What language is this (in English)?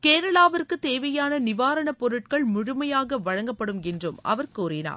Tamil